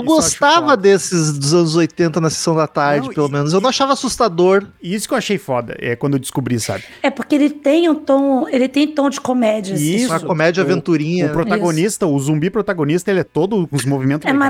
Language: Portuguese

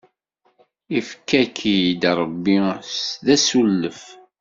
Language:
Kabyle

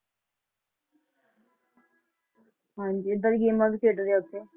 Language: Punjabi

